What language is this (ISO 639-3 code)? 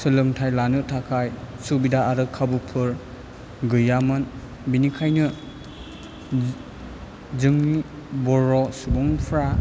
brx